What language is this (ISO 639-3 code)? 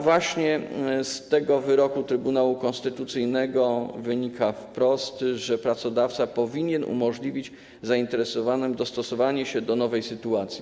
pol